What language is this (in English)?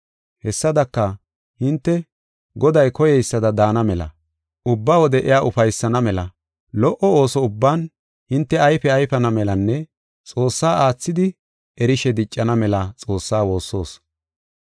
Gofa